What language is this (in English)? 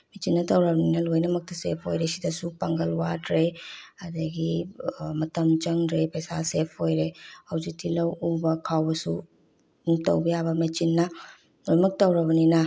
Manipuri